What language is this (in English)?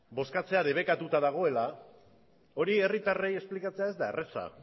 Basque